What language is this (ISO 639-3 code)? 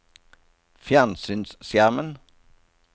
nor